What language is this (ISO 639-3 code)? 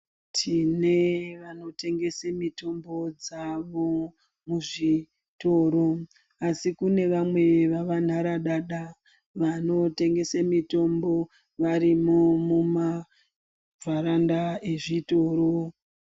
ndc